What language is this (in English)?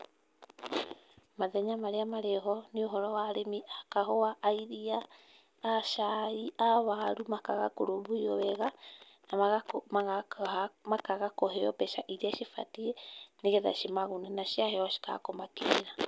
Kikuyu